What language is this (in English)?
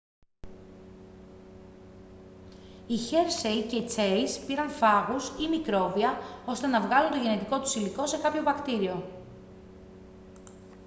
Greek